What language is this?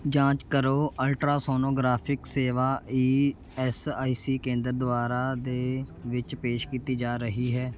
Punjabi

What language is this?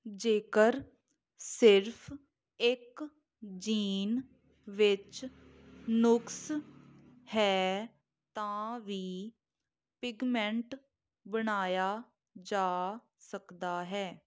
Punjabi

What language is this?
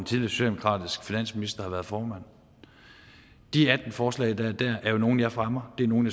Danish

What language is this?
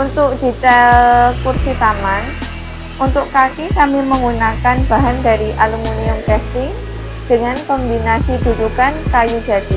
Indonesian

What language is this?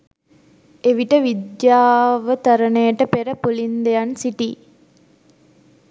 Sinhala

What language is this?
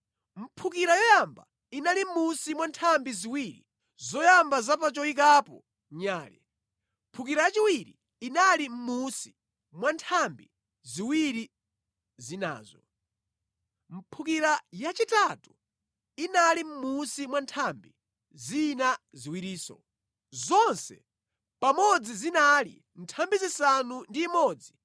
Nyanja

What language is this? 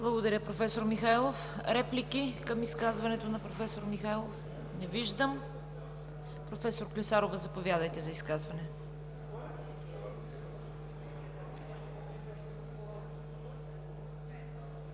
Bulgarian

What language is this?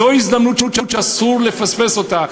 Hebrew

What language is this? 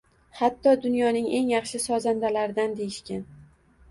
Uzbek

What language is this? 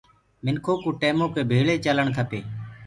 Gurgula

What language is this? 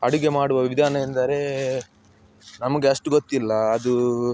Kannada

